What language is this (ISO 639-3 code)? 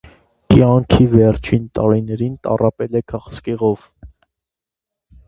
hye